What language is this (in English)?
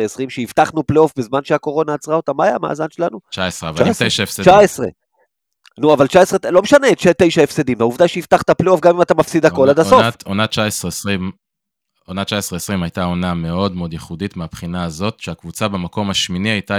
Hebrew